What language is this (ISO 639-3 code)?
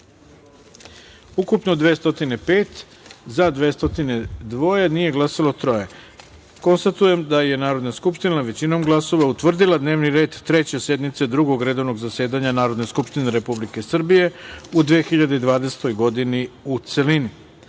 srp